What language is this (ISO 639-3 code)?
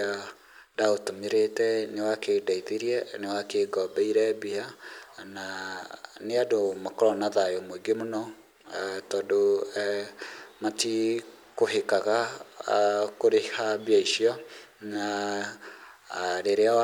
kik